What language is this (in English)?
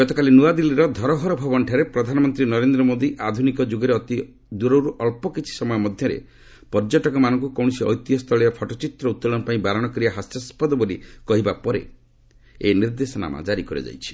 Odia